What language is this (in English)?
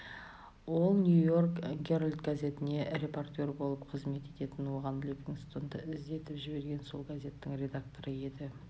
Kazakh